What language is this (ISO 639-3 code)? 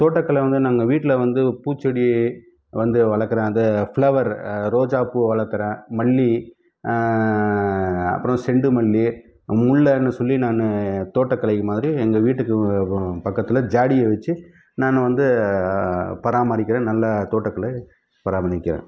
tam